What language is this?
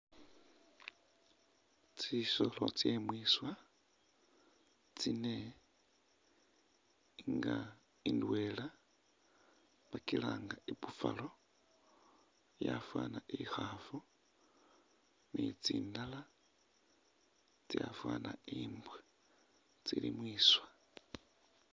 Masaaba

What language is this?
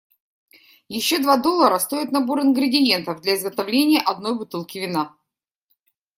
Russian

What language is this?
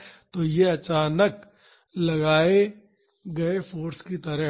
Hindi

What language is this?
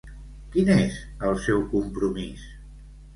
Catalan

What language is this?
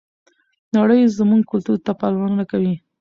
Pashto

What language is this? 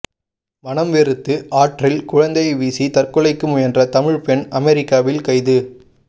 Tamil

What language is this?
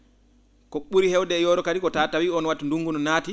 Fula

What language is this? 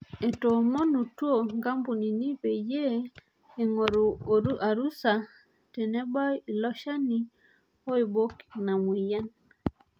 Masai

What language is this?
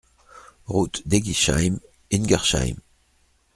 French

